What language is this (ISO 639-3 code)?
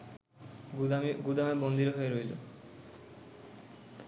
ben